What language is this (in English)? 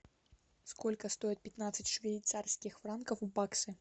Russian